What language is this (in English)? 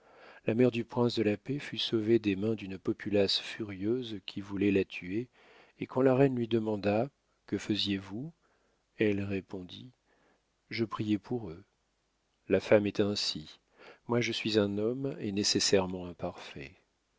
French